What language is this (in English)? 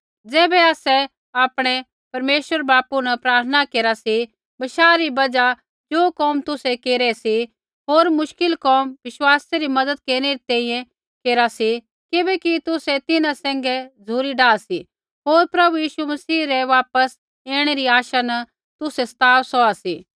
Kullu Pahari